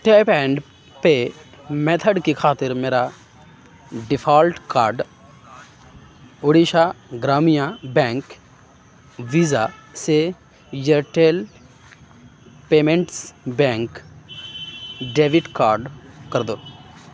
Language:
Urdu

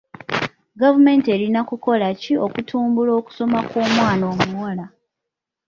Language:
Ganda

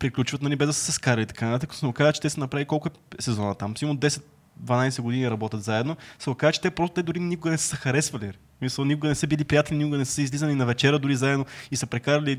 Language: Bulgarian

